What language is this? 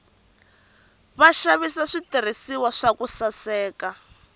Tsonga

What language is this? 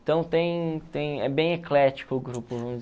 Portuguese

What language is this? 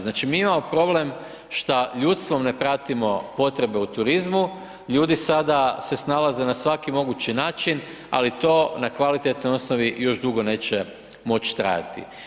Croatian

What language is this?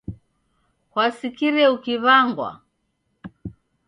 Taita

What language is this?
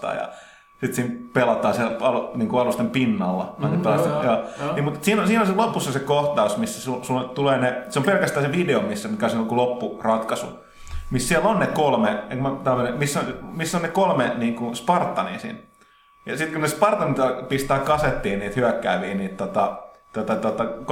Finnish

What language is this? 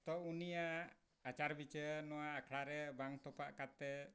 Santali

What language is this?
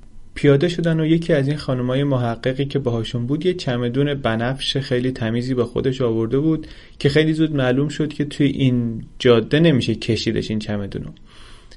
Persian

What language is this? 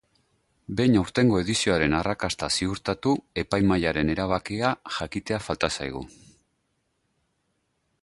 Basque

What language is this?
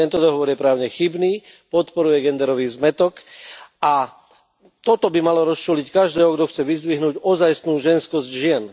Slovak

